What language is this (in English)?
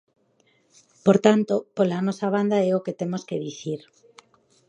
Galician